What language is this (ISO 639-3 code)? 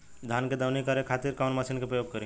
bho